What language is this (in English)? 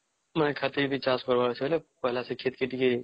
Odia